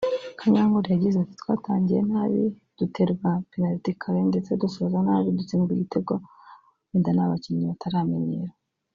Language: Kinyarwanda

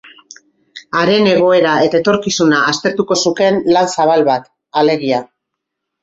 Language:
Basque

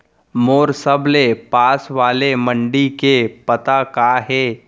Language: Chhattisgarhi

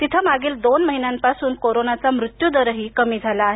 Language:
Marathi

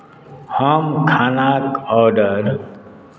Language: Maithili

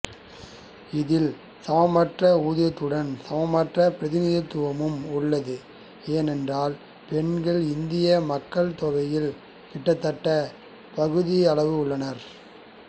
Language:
Tamil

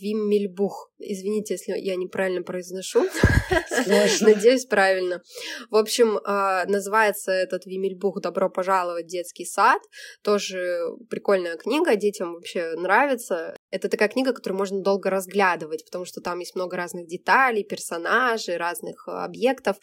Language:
Russian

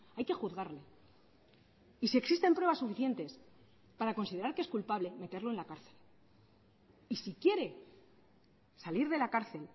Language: Spanish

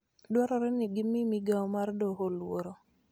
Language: Luo (Kenya and Tanzania)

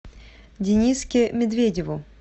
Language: Russian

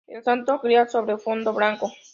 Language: Spanish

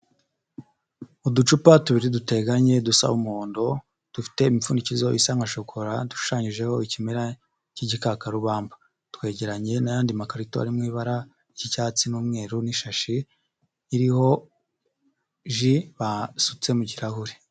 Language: Kinyarwanda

